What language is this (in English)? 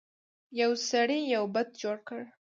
Pashto